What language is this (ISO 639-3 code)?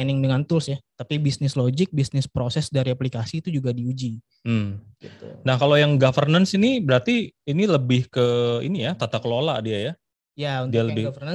ind